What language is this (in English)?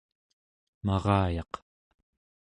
Central Yupik